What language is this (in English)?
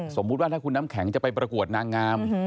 Thai